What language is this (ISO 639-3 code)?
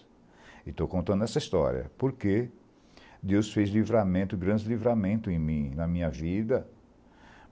por